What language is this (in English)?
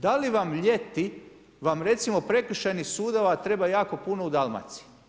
Croatian